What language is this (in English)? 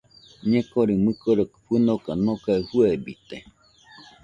Nüpode Huitoto